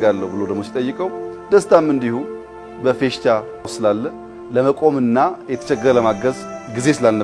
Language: Turkish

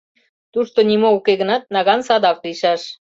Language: Mari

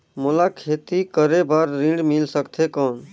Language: Chhattisgarhi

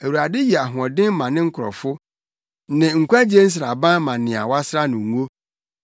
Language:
Akan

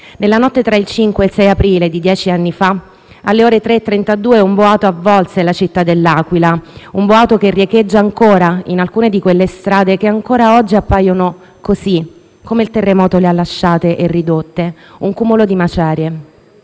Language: Italian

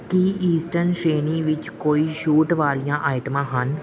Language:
Punjabi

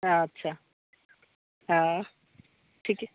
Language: Maithili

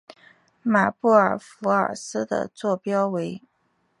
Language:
Chinese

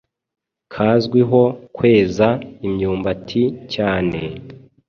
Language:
Kinyarwanda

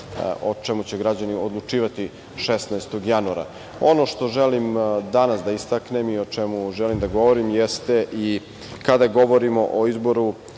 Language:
Serbian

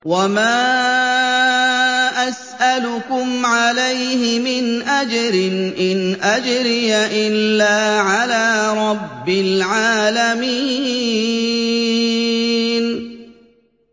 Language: Arabic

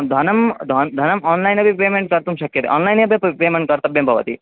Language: Sanskrit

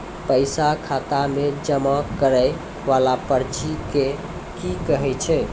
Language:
Maithili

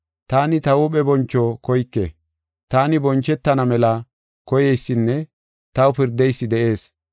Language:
Gofa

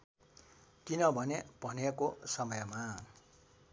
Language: Nepali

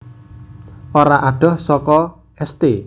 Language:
Javanese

